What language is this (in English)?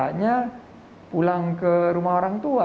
Indonesian